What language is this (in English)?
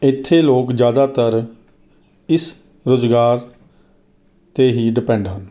Punjabi